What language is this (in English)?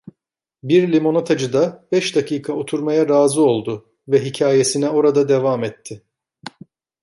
Turkish